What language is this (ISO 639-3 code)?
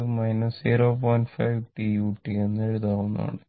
mal